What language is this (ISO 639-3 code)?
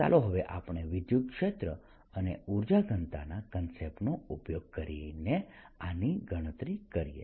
guj